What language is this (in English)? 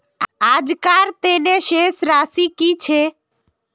Magahi